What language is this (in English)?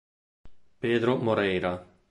Italian